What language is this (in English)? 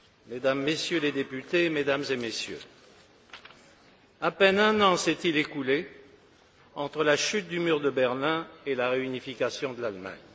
French